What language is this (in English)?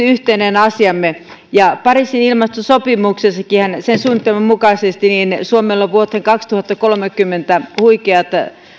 Finnish